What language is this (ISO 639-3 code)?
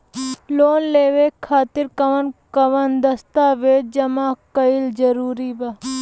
bho